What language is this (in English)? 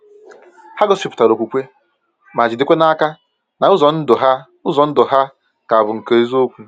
Igbo